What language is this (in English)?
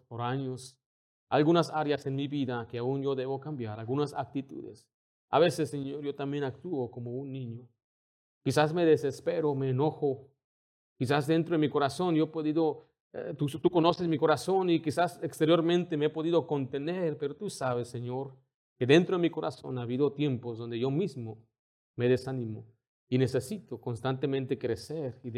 Spanish